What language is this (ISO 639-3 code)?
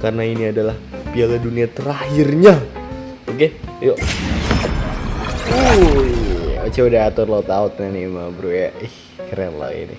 ind